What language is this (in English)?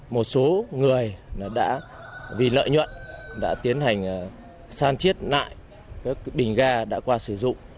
Vietnamese